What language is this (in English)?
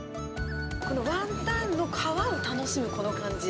Japanese